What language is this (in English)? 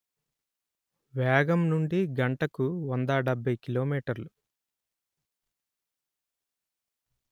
Telugu